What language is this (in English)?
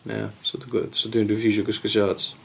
Welsh